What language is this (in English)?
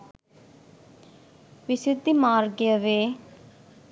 Sinhala